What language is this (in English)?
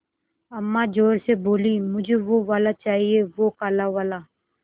Hindi